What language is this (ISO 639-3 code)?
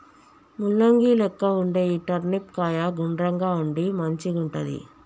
tel